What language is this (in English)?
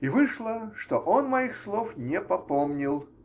Russian